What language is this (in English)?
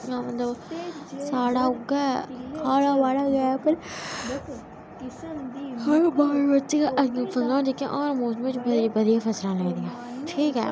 Dogri